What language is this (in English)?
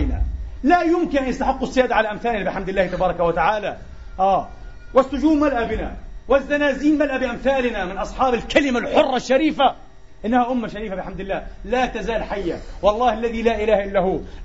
Arabic